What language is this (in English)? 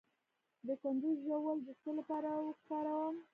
Pashto